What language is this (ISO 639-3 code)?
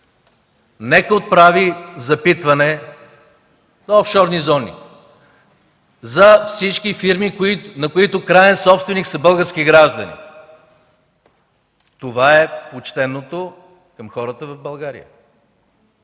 bul